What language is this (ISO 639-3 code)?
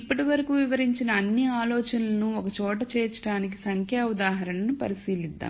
tel